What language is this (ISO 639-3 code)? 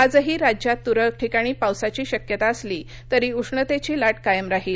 mar